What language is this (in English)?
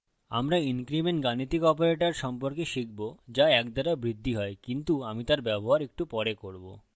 Bangla